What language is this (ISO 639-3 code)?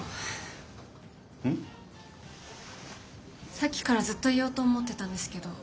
jpn